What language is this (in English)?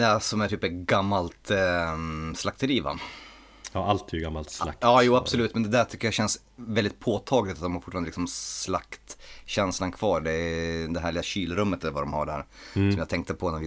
Swedish